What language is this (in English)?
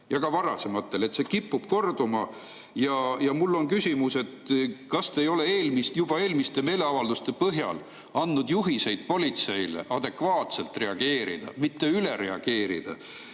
Estonian